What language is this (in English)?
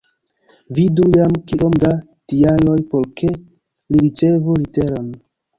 Esperanto